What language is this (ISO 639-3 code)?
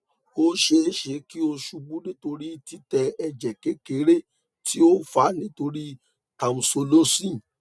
yor